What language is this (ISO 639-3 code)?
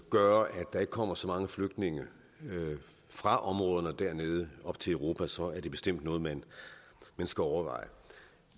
dan